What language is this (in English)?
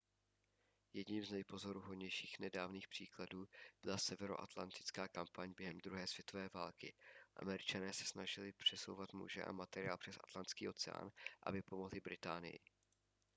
Czech